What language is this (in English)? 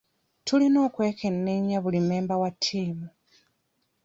Ganda